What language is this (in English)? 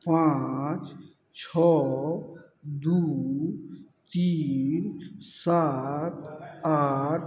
Maithili